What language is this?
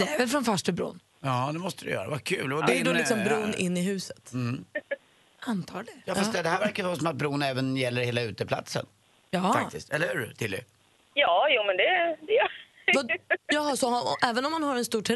Swedish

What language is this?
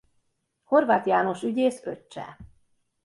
Hungarian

